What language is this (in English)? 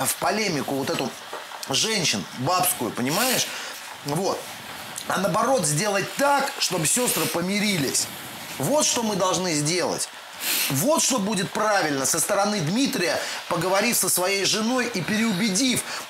Russian